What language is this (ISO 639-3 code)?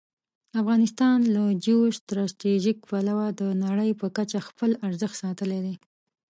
pus